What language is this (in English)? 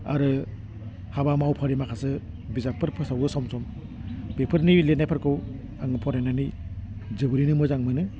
Bodo